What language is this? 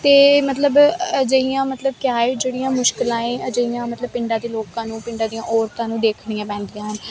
Punjabi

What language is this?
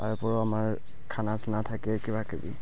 Assamese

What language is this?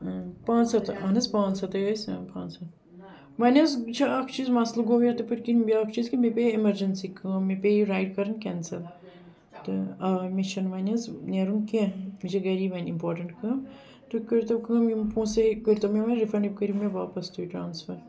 Kashmiri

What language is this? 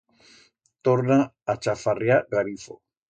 Aragonese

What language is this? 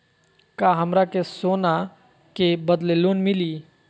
Magahi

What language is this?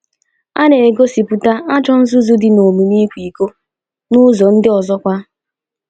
Igbo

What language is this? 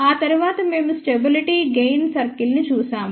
Telugu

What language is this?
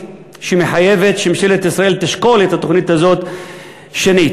Hebrew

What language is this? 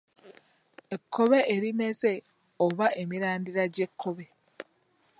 Ganda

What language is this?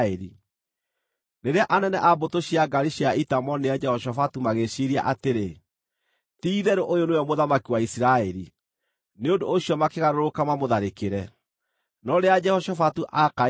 Kikuyu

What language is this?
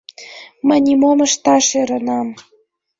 Mari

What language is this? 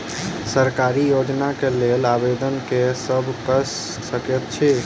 Maithili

